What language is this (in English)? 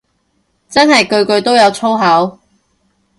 Cantonese